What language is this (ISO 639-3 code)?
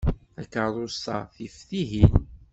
kab